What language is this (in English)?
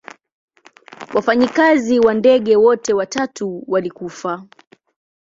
Swahili